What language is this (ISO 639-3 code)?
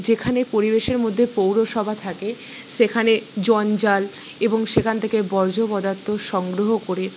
ben